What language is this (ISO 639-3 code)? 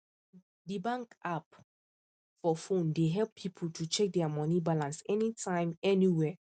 pcm